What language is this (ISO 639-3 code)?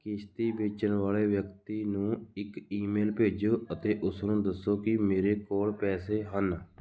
pan